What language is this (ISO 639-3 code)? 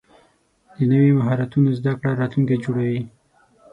pus